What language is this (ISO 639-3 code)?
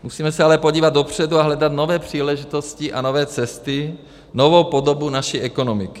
ces